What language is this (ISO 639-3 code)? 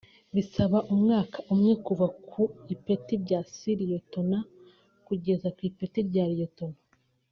kin